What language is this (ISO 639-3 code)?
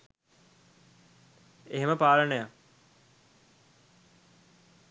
sin